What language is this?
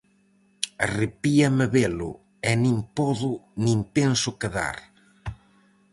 Galician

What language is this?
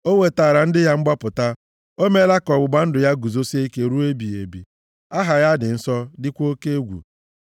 Igbo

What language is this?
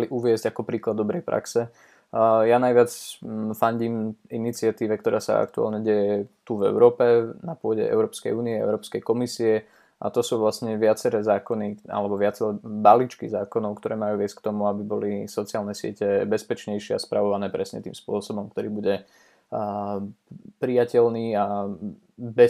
Slovak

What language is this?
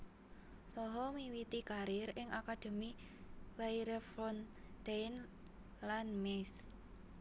Javanese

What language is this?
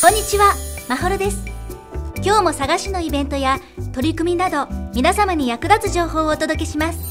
Japanese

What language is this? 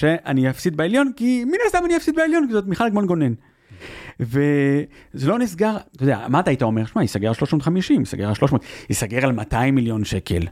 Hebrew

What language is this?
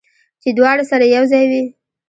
Pashto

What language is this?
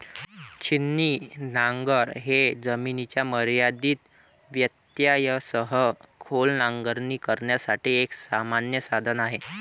Marathi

